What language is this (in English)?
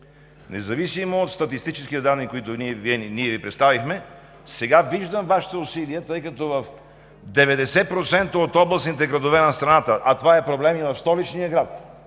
Bulgarian